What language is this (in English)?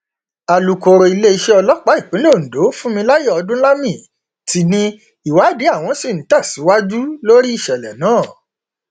Yoruba